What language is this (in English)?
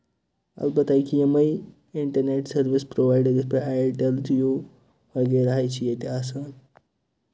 Kashmiri